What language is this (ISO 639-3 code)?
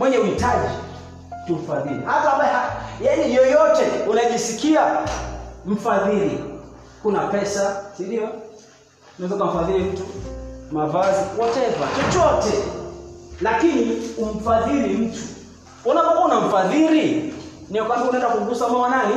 swa